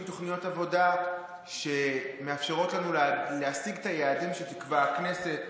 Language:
Hebrew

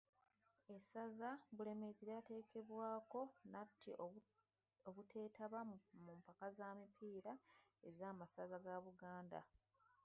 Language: Ganda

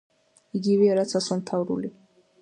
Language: Georgian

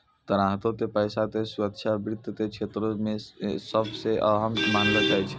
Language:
Maithili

